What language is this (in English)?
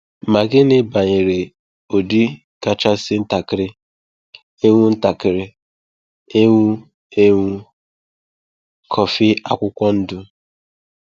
Igbo